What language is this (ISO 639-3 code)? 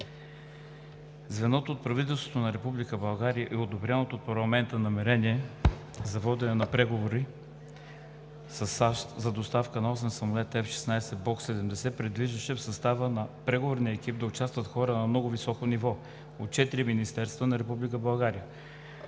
bul